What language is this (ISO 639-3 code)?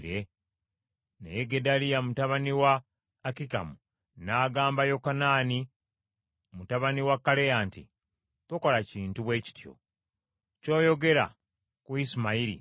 lug